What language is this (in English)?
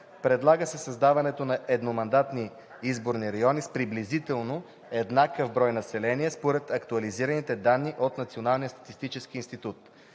Bulgarian